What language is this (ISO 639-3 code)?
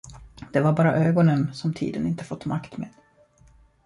swe